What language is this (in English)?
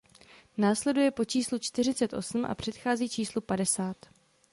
Czech